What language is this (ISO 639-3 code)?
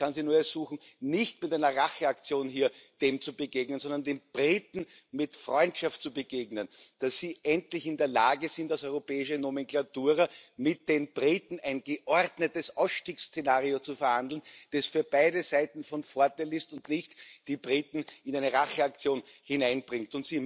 deu